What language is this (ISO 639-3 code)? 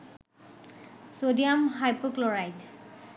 ben